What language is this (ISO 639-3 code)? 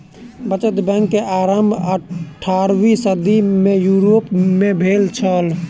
mai